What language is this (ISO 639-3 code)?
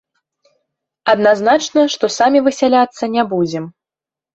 bel